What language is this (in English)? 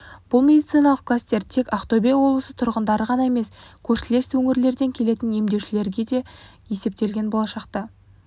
Kazakh